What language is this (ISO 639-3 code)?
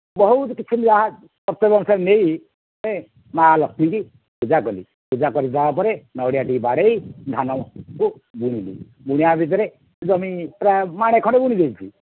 ori